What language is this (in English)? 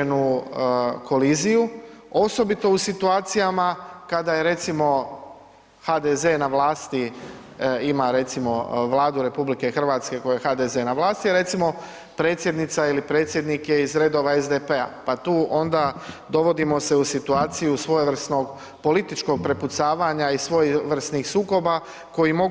Croatian